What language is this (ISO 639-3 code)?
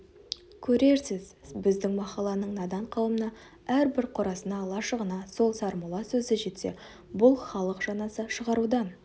kaz